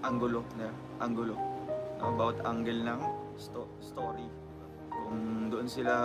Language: Filipino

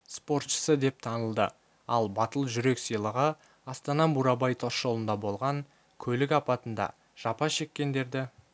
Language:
Kazakh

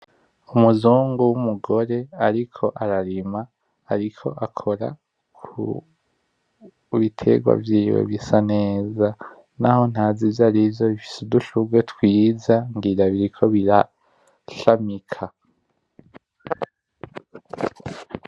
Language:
Rundi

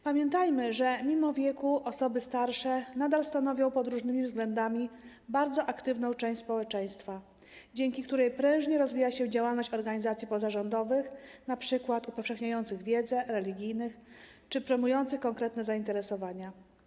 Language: Polish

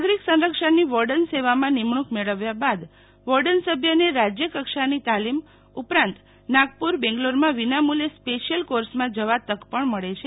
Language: Gujarati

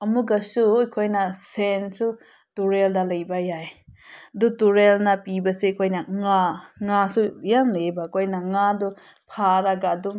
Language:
Manipuri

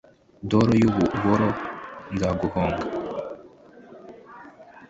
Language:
Kinyarwanda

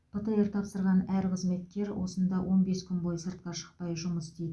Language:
Kazakh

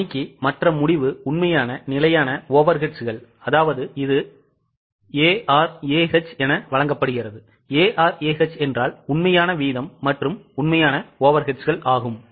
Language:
Tamil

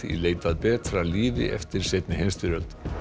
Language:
Icelandic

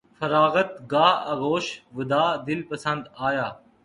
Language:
Urdu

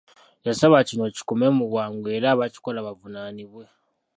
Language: Ganda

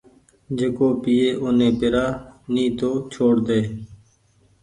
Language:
Goaria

